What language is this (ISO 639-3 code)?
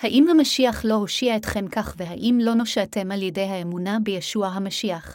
heb